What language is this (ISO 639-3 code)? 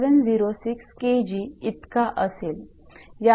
mar